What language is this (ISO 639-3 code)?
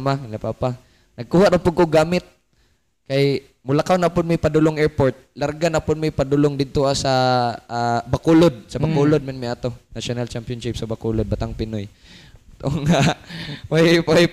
fil